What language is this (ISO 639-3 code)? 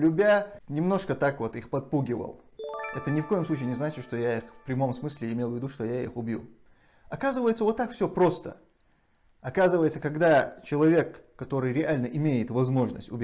rus